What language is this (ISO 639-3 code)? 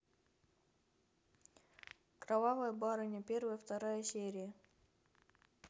rus